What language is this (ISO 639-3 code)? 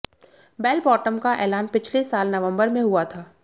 hin